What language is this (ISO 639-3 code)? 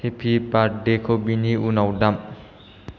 brx